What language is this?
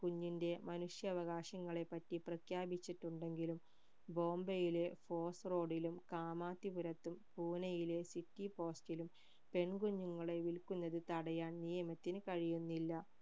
Malayalam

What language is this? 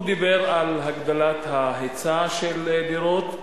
Hebrew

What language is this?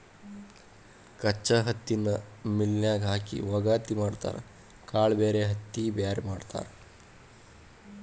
Kannada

